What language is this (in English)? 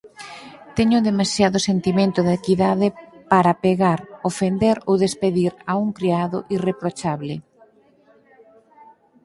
Galician